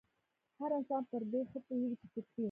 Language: Pashto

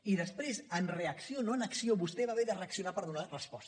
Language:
Catalan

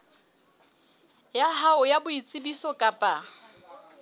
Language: Southern Sotho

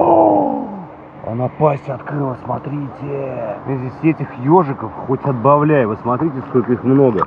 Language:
Russian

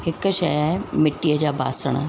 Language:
Sindhi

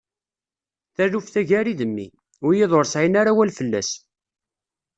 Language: Kabyle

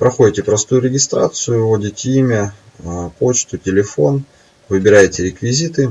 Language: Russian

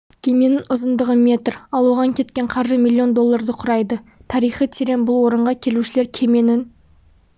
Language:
Kazakh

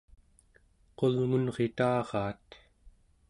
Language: Central Yupik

